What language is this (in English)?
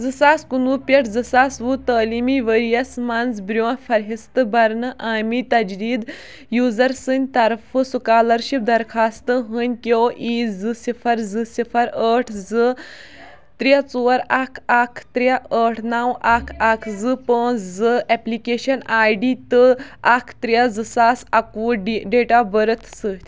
Kashmiri